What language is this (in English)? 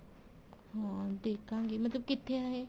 Punjabi